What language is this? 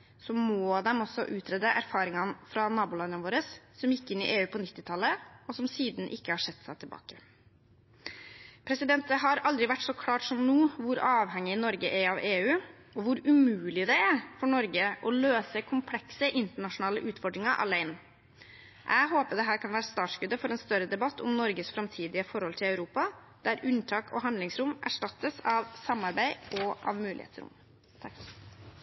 Norwegian Bokmål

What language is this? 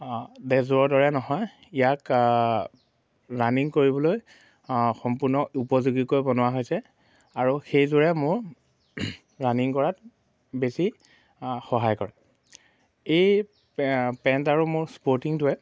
Assamese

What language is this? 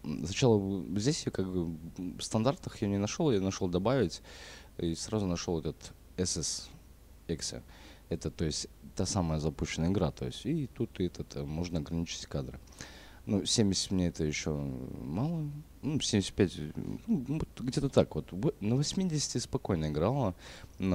Russian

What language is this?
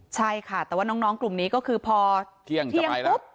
Thai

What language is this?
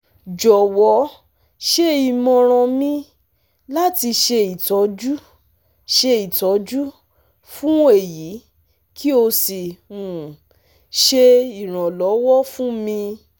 Yoruba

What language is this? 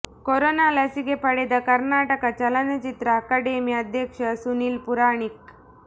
Kannada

